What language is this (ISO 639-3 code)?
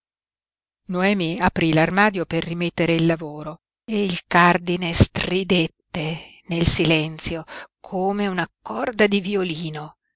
ita